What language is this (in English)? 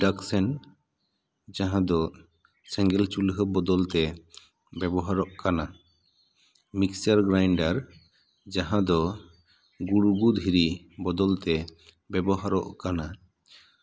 Santali